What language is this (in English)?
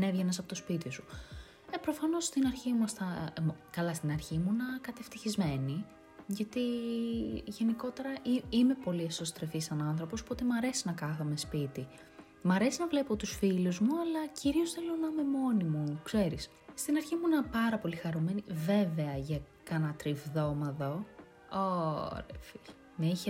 Greek